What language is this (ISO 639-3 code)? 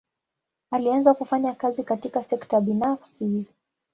swa